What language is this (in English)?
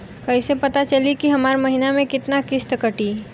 Bhojpuri